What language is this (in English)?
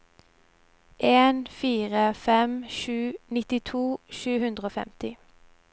Norwegian